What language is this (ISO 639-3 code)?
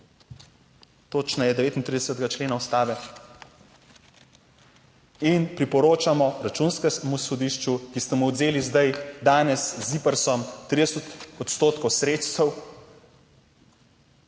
slv